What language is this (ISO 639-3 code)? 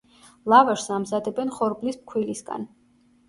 kat